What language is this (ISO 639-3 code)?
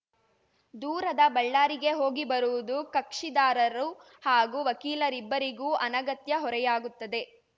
kan